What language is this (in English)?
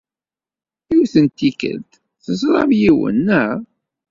Kabyle